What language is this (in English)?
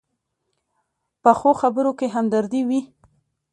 Pashto